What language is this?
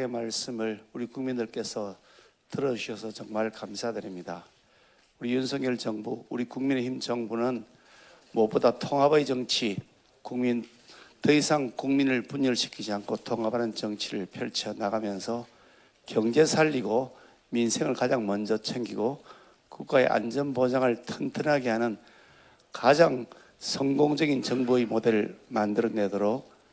Korean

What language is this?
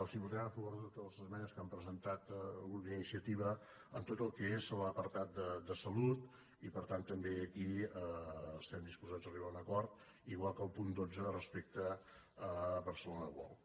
Catalan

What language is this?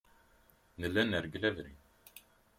Kabyle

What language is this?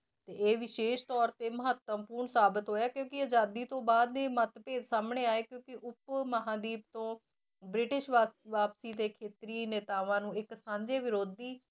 Punjabi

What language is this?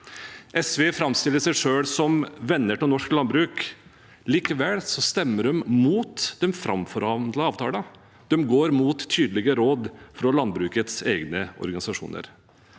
Norwegian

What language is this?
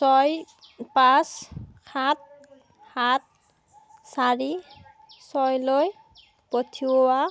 Assamese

